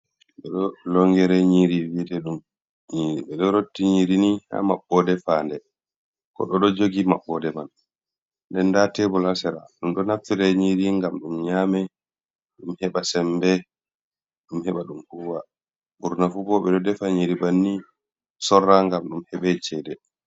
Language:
Fula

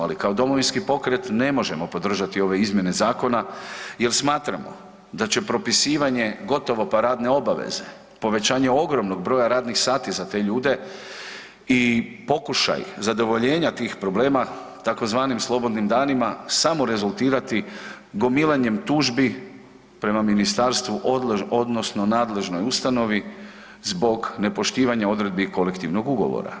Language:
Croatian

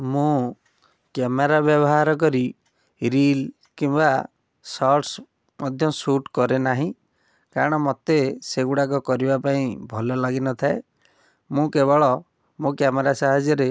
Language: Odia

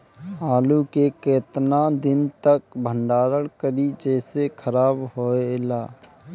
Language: Bhojpuri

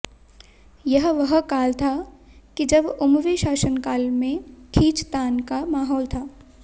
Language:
Hindi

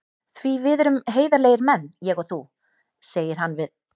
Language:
Icelandic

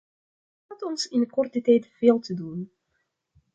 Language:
Dutch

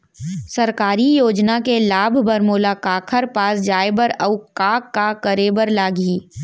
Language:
Chhattisgarhi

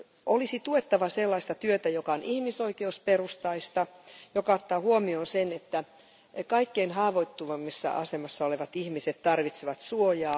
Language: Finnish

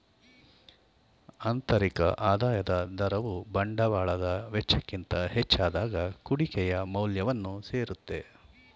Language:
Kannada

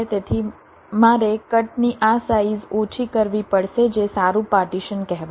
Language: Gujarati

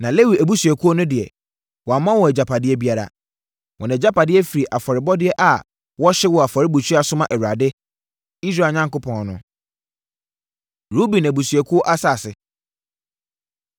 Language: Akan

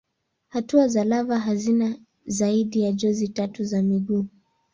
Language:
Swahili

